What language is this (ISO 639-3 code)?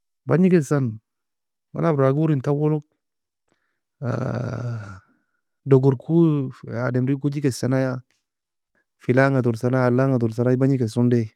fia